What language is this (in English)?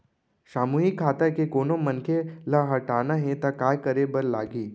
Chhattisgarhi